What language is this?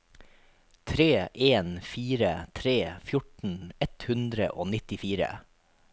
Norwegian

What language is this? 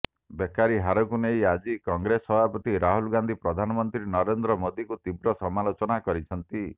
Odia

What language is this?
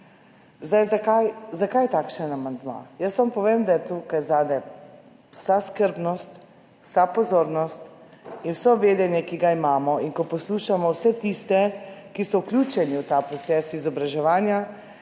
Slovenian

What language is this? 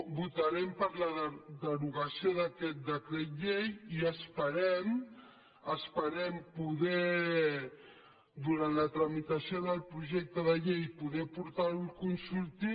Catalan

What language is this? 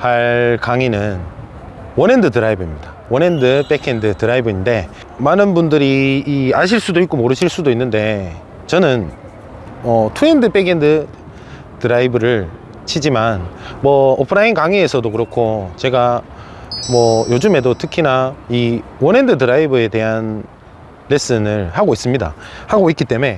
Korean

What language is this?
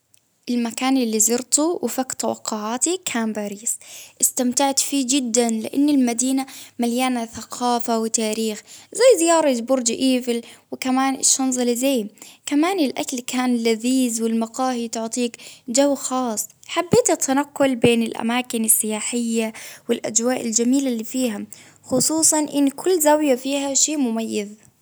Baharna Arabic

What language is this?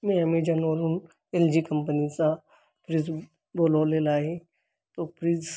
Marathi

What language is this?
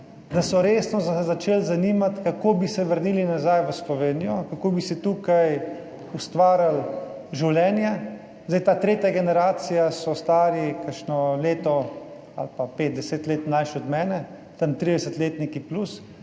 Slovenian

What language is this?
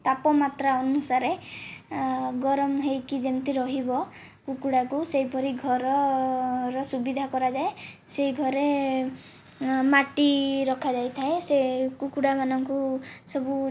Odia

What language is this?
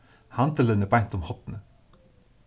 Faroese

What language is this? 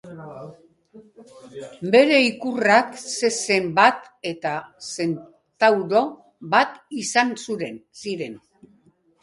Basque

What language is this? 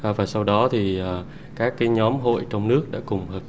Vietnamese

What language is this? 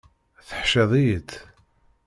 Kabyle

